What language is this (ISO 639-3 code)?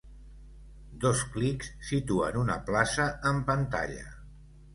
cat